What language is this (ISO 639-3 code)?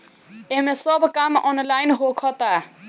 bho